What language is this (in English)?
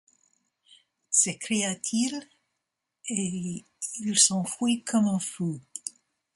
French